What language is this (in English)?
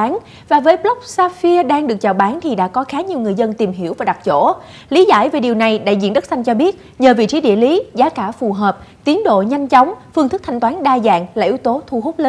Vietnamese